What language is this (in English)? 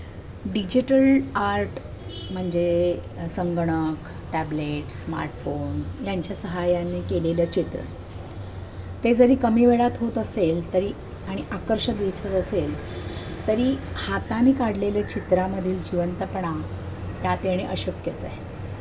Marathi